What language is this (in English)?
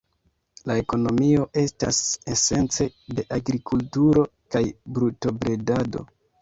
Esperanto